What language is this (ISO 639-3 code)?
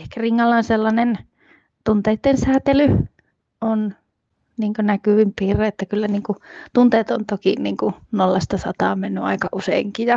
fin